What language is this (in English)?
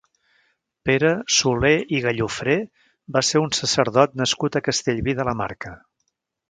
Catalan